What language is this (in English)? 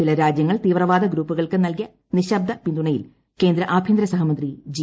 Malayalam